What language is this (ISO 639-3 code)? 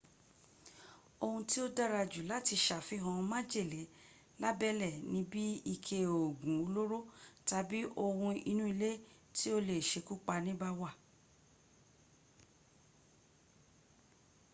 yor